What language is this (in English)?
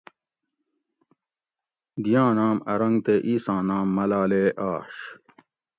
Gawri